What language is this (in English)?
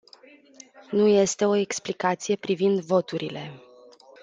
Romanian